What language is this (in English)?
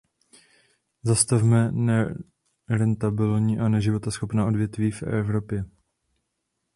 Czech